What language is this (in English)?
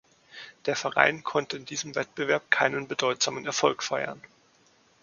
German